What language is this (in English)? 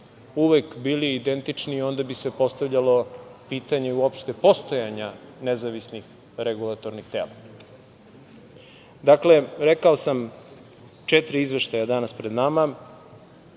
Serbian